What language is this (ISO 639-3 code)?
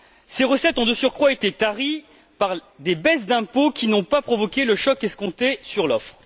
fra